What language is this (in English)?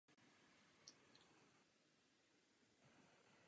Czech